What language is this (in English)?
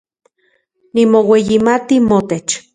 Central Puebla Nahuatl